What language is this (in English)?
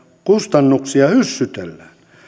Finnish